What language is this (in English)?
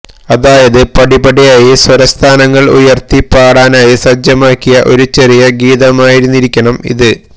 Malayalam